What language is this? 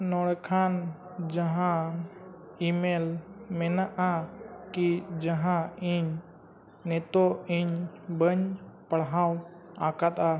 Santali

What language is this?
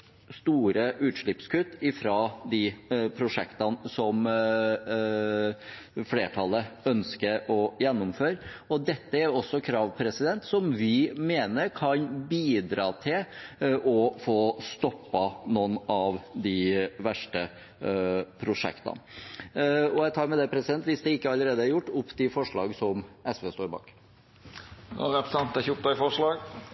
Norwegian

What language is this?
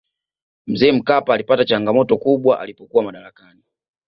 Swahili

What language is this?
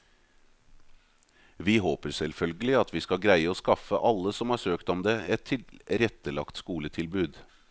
Norwegian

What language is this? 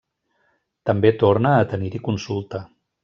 Catalan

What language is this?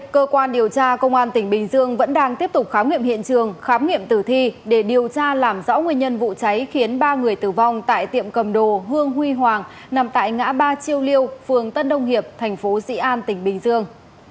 Vietnamese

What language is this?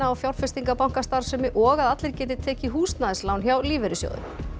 Icelandic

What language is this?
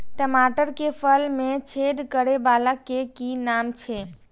Maithili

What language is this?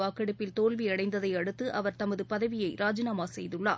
Tamil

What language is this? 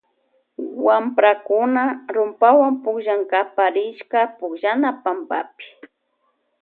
Loja Highland Quichua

